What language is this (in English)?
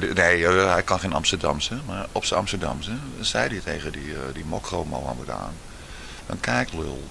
Dutch